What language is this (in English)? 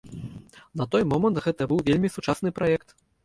Belarusian